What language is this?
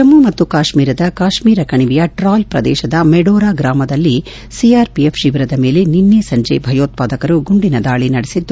Kannada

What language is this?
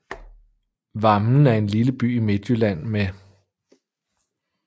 Danish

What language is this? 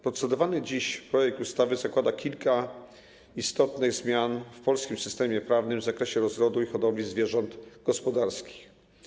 Polish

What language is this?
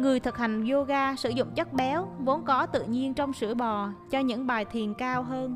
Vietnamese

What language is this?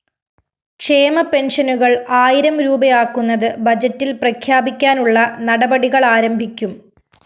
Malayalam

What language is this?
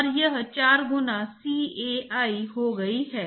Hindi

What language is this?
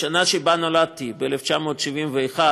Hebrew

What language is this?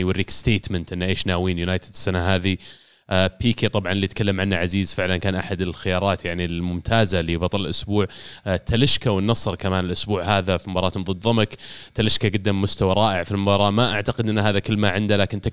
Arabic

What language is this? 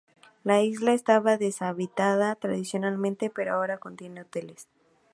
Spanish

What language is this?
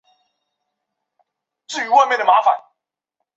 Chinese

